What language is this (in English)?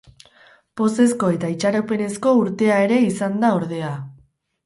Basque